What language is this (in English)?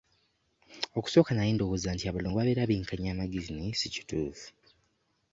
Ganda